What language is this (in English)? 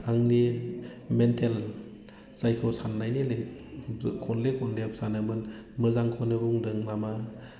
Bodo